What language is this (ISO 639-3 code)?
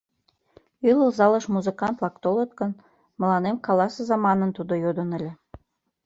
chm